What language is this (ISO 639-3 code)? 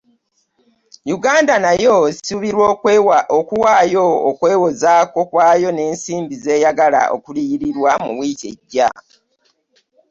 lug